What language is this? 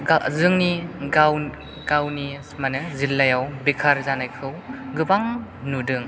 Bodo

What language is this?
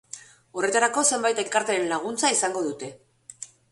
Basque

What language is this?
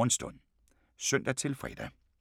Danish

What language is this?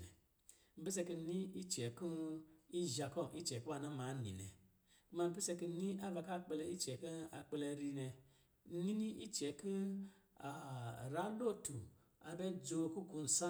Lijili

